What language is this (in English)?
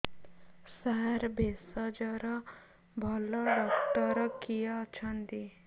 Odia